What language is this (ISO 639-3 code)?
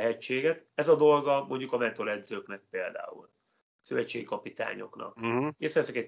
hun